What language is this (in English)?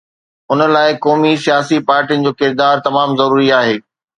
Sindhi